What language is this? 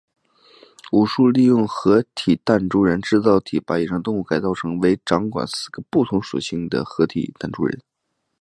Chinese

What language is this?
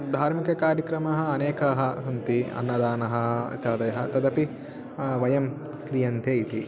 Sanskrit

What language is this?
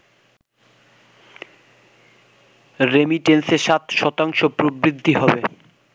Bangla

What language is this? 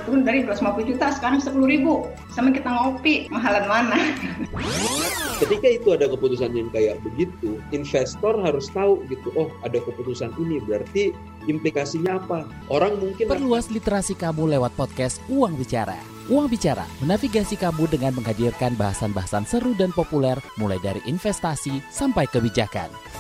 Indonesian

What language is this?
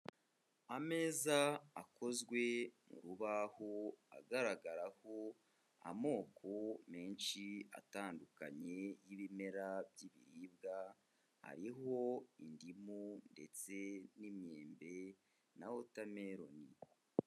Kinyarwanda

